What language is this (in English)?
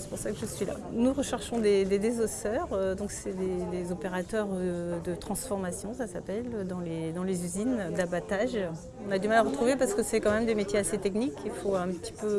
French